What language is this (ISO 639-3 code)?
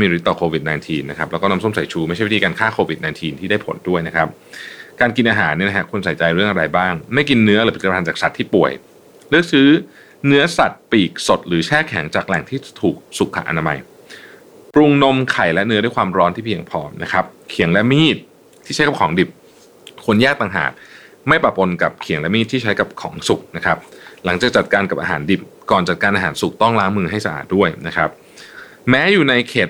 tha